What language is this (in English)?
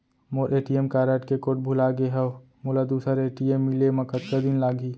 Chhattisgarhi